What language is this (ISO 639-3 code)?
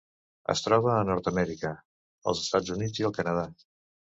cat